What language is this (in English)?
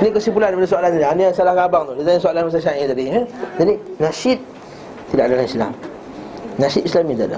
Malay